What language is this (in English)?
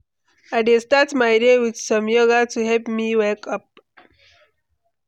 Nigerian Pidgin